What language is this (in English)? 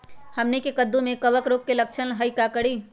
Magahi